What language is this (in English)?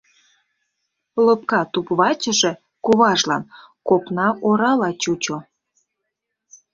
Mari